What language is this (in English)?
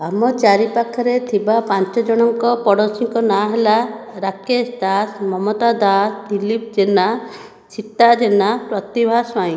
Odia